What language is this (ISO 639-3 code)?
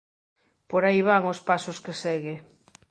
glg